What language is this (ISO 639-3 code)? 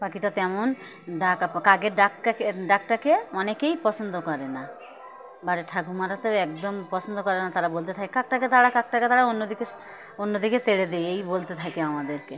ben